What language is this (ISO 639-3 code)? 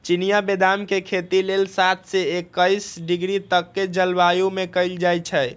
mag